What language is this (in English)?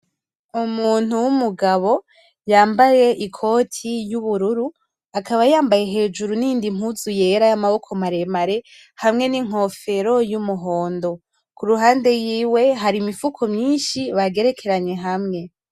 Rundi